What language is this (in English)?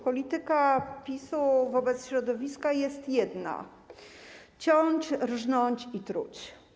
Polish